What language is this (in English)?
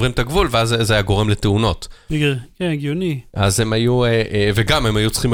Hebrew